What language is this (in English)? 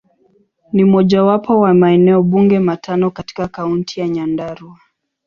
Swahili